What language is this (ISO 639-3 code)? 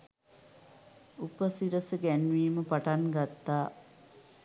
sin